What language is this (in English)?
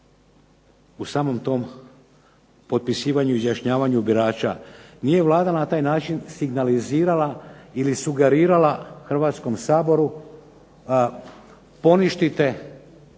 Croatian